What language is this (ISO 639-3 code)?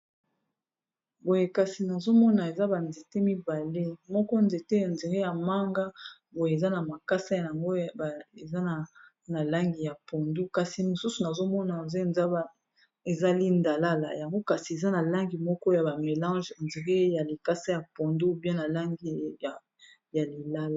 lin